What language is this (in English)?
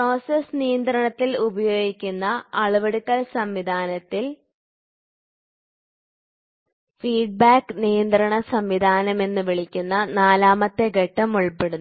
Malayalam